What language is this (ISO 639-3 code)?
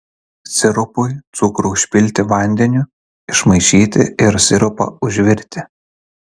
lit